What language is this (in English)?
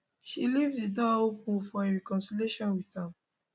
Nigerian Pidgin